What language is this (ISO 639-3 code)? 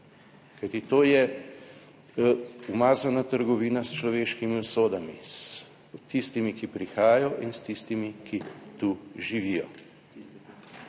slv